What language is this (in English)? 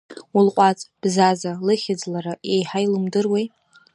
Abkhazian